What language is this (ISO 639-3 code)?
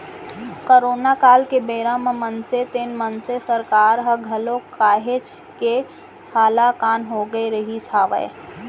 hne